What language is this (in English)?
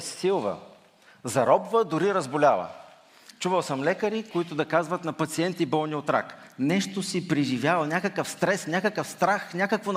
Bulgarian